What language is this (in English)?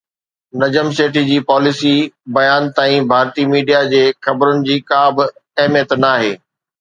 Sindhi